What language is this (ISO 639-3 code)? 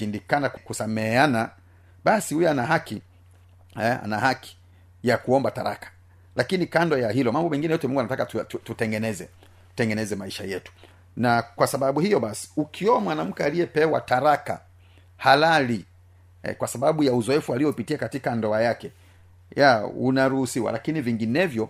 swa